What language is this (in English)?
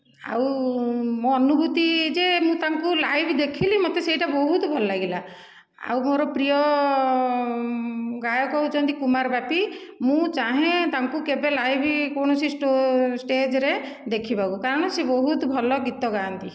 Odia